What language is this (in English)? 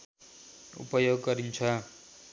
Nepali